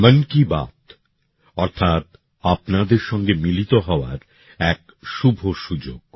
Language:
Bangla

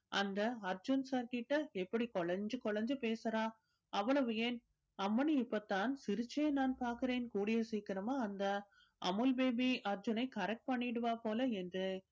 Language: Tamil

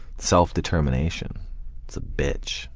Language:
English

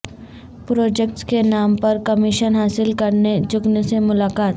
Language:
Urdu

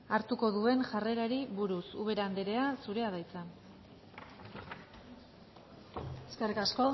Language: Basque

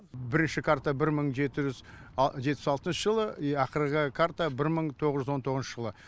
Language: Kazakh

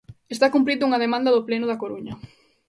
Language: Galician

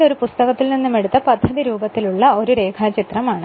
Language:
Malayalam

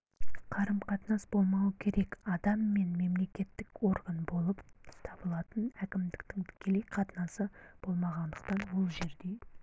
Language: Kazakh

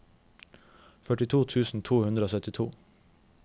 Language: Norwegian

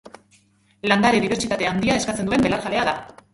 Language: Basque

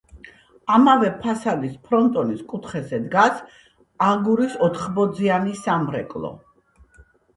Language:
Georgian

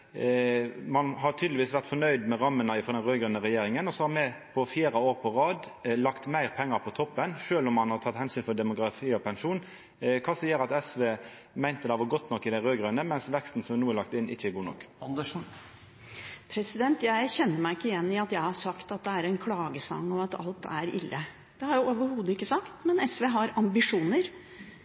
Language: Norwegian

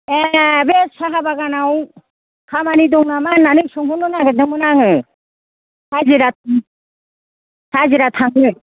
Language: Bodo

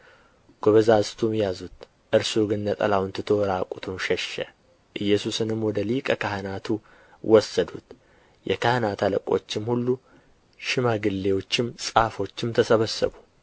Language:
Amharic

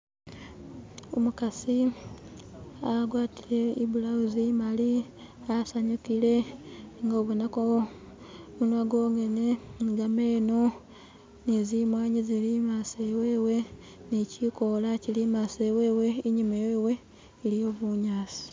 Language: Masaaba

